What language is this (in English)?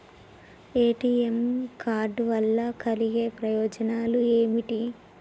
Telugu